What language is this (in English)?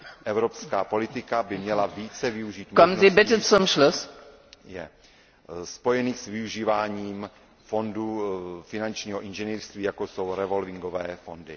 Czech